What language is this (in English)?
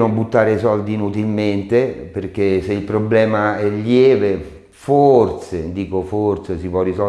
Italian